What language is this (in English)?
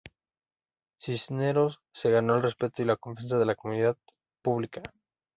Spanish